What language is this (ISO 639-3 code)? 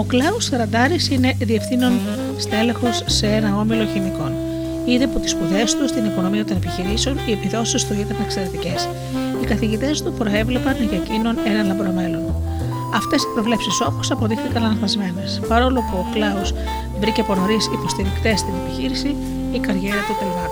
ell